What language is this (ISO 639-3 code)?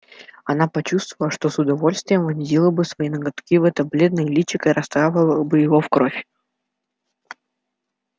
rus